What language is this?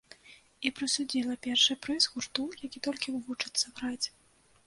Belarusian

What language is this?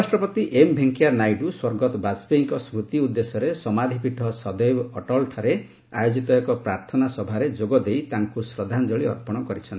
Odia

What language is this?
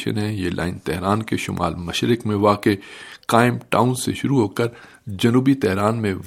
Urdu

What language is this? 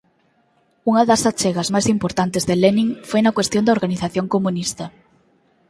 Galician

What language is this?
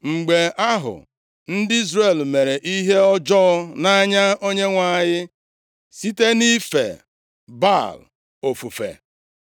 Igbo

